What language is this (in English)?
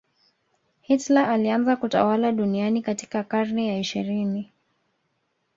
Swahili